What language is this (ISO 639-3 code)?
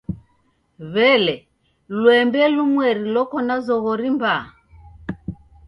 dav